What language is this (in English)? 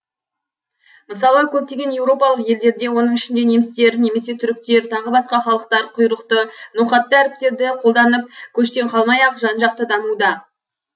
Kazakh